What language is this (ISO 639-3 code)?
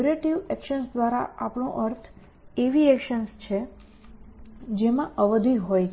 guj